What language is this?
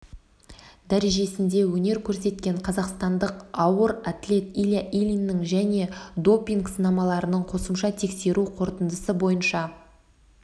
Kazakh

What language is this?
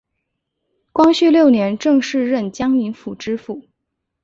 Chinese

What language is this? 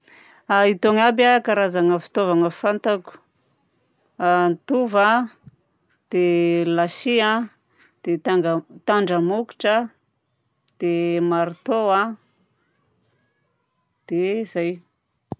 Southern Betsimisaraka Malagasy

